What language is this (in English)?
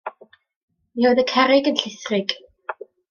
Welsh